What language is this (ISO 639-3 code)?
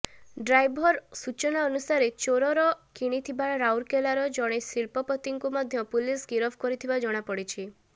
ori